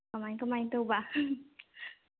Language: Manipuri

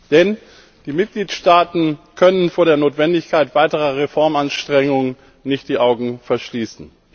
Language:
German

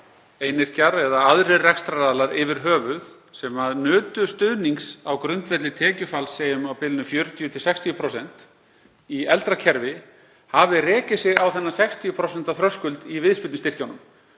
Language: Icelandic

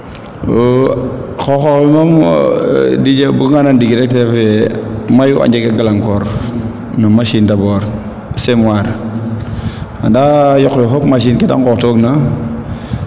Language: Serer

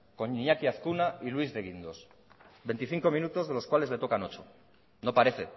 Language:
Spanish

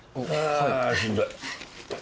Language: Japanese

